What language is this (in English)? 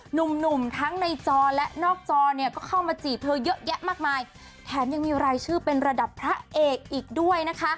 Thai